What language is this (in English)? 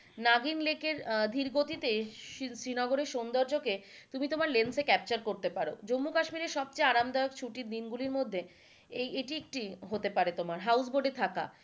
Bangla